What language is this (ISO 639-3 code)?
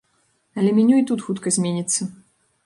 bel